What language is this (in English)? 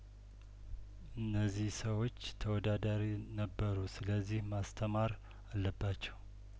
Amharic